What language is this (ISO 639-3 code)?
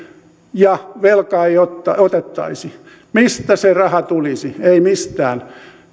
fin